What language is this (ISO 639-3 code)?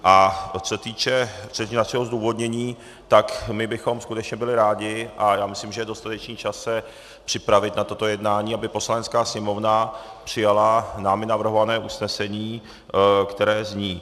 ces